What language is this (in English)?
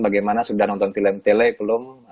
Indonesian